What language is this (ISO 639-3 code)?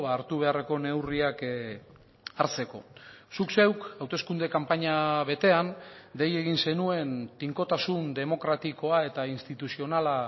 eus